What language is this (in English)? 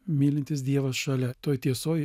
Lithuanian